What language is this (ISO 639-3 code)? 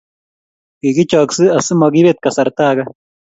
kln